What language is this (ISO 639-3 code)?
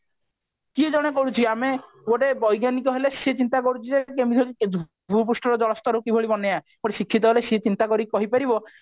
ori